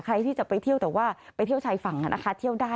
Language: Thai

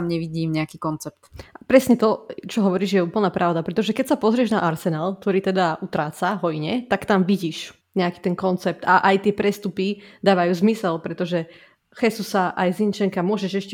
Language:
Slovak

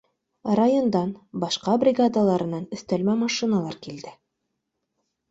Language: Bashkir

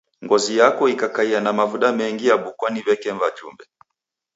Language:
Taita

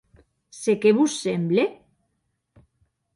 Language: Occitan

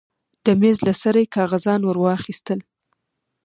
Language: Pashto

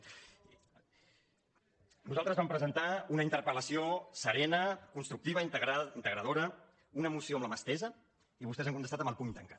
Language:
Catalan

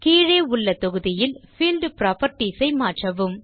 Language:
Tamil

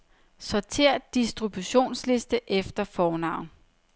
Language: Danish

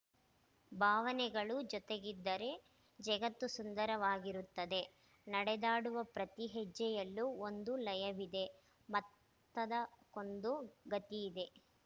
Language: Kannada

